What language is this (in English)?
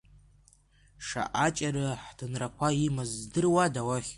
Abkhazian